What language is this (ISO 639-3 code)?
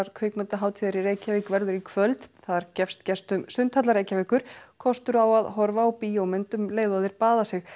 isl